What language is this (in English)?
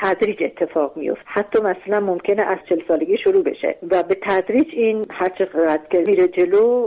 Persian